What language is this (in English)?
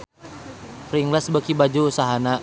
Sundanese